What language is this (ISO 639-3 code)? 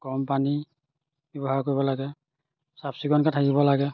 asm